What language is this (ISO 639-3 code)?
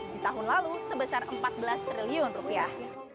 ind